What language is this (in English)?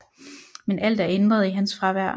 Danish